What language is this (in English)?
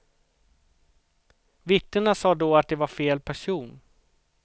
Swedish